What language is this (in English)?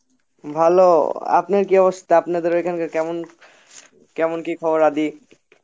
Bangla